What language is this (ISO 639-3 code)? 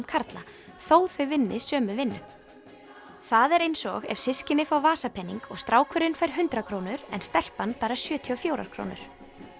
isl